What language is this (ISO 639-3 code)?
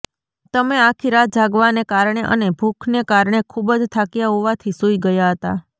guj